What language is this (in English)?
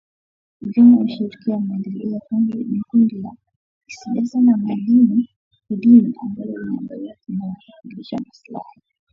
Swahili